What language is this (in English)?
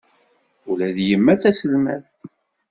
Kabyle